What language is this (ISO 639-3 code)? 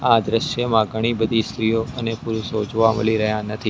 guj